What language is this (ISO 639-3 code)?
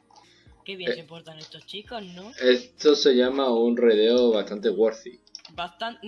spa